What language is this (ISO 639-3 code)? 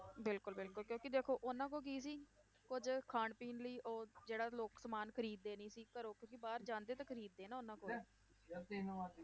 pan